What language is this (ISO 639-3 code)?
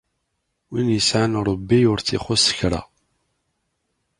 kab